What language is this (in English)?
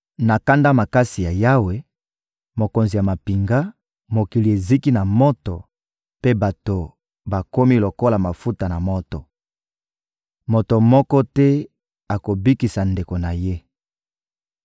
Lingala